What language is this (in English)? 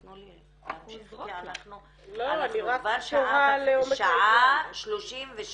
Hebrew